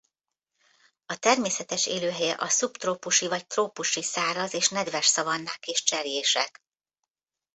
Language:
Hungarian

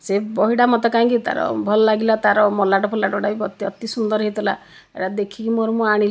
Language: Odia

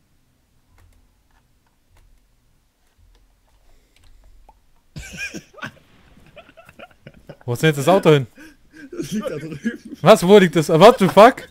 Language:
German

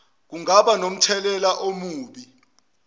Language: Zulu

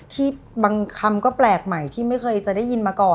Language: Thai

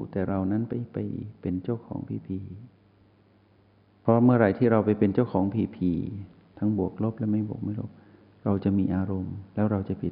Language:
Thai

